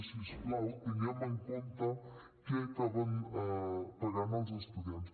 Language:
Catalan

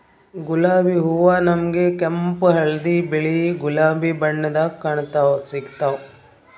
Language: Kannada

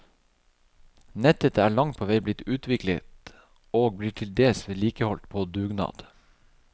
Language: Norwegian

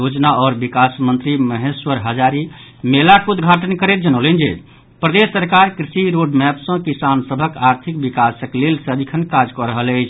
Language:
Maithili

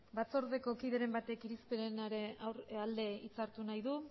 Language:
Basque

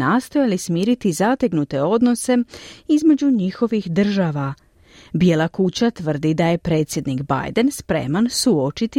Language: Croatian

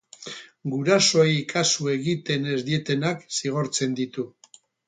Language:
Basque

